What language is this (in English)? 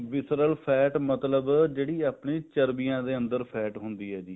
Punjabi